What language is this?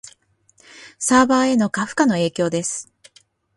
Japanese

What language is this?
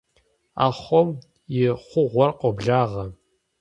Kabardian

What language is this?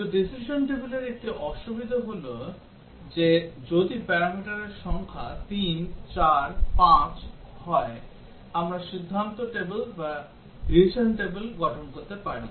Bangla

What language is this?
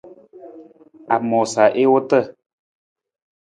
Nawdm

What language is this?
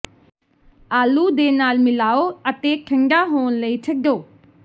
Punjabi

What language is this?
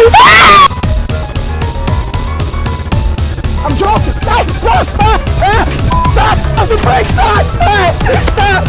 English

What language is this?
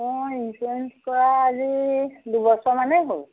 Assamese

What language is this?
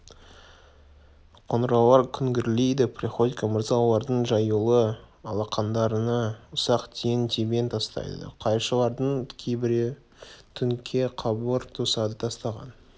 Kazakh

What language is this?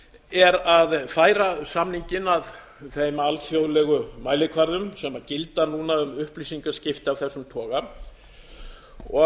Icelandic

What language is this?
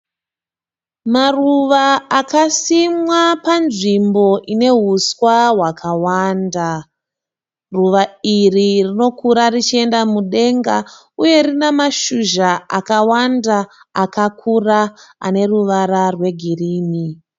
Shona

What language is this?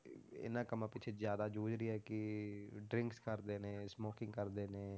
Punjabi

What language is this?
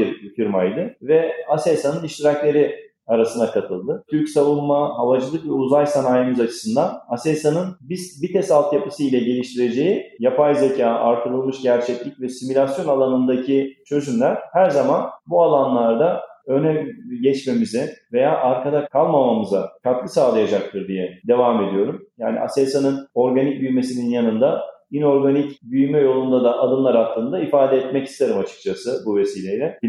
Turkish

